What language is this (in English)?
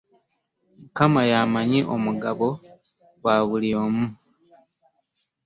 Ganda